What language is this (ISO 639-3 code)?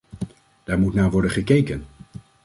nld